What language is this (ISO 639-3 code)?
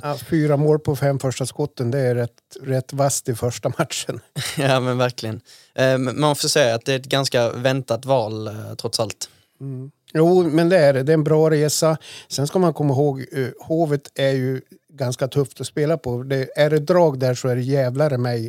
swe